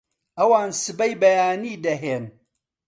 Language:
Central Kurdish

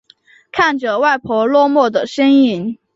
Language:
Chinese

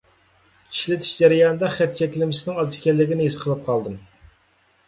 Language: Uyghur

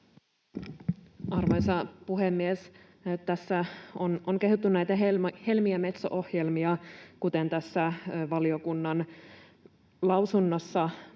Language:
Finnish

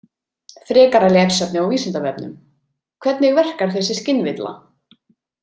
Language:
Icelandic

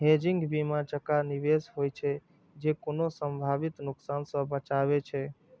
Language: Maithili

